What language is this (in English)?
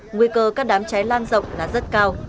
Vietnamese